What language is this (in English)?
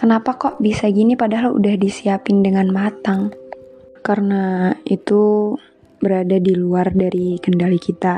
Indonesian